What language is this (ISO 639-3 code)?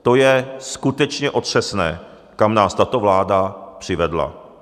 ces